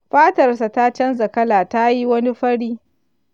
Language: Hausa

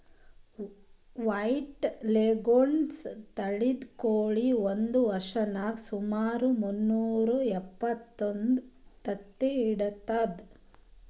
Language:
Kannada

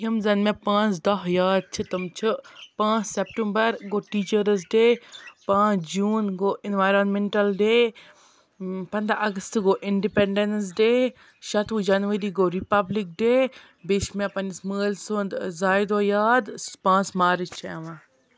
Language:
Kashmiri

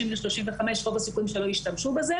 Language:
Hebrew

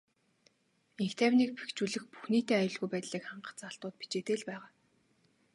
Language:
Mongolian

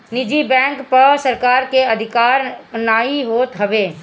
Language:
Bhojpuri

